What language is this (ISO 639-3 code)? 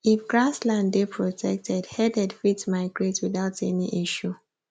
pcm